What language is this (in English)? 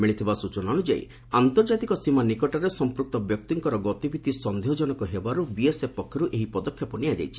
Odia